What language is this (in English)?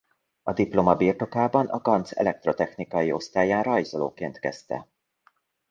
Hungarian